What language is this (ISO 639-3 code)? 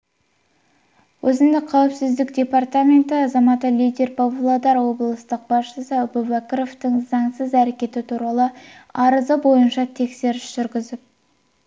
kaz